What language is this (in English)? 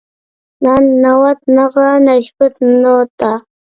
Uyghur